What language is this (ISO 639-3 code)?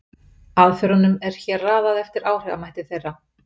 isl